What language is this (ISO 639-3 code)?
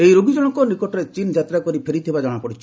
ori